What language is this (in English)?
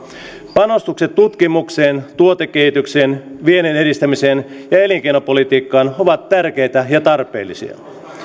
Finnish